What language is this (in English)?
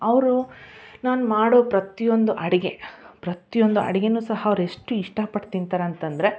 Kannada